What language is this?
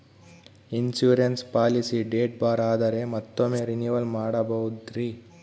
Kannada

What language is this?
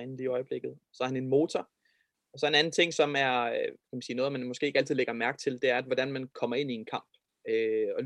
Danish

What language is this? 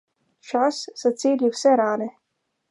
Slovenian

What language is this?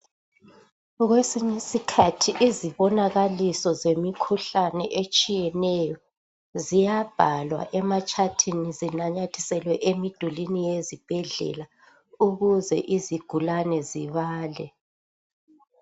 North Ndebele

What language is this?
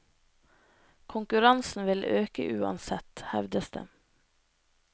Norwegian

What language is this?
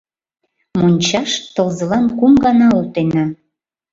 Mari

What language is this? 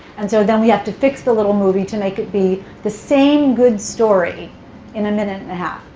English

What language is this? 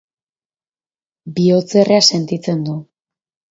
Basque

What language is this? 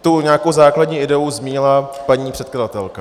Czech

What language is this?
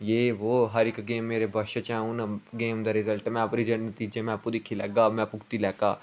Dogri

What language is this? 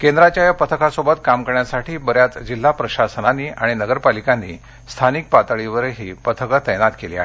Marathi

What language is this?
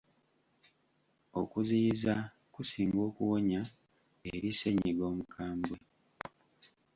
Ganda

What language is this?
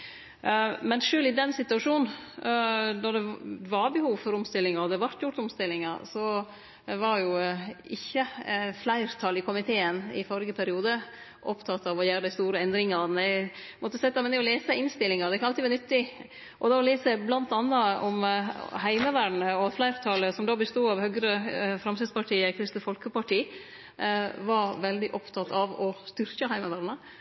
Norwegian Nynorsk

